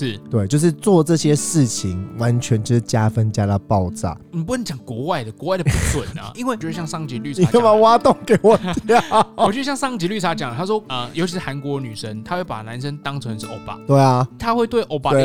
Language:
Chinese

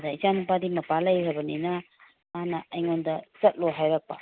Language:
Manipuri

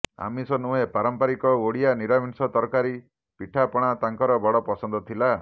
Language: Odia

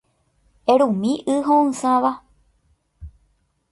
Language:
Guarani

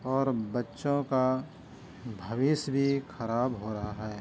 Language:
Urdu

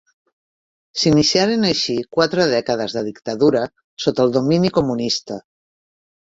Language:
Catalan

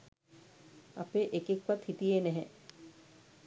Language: Sinhala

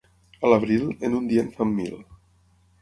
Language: Catalan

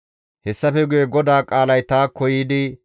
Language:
Gamo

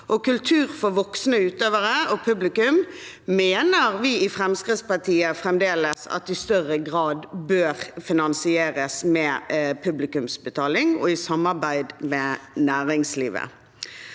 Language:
Norwegian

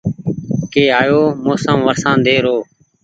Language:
Goaria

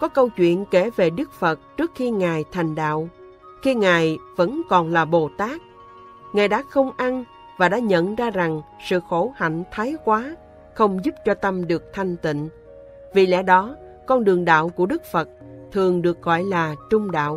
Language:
Vietnamese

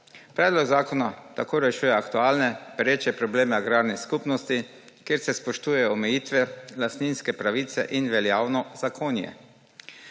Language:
Slovenian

